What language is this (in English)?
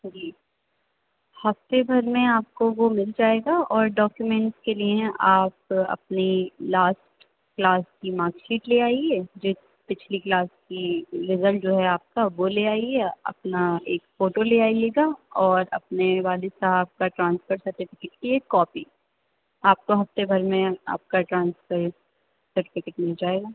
Urdu